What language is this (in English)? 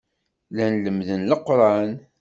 Kabyle